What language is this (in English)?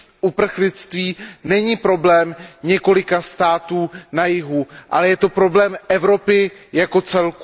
Czech